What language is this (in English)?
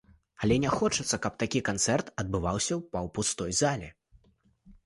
Belarusian